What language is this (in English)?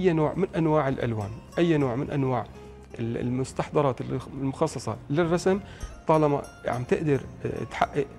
Arabic